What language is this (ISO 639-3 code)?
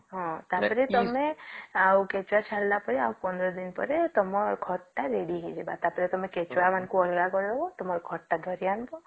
ori